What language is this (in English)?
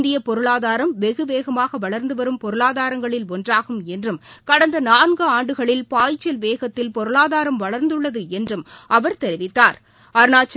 Tamil